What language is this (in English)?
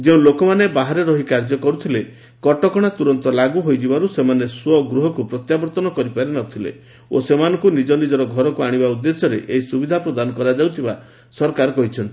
Odia